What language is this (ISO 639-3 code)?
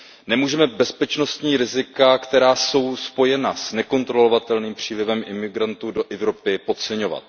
ces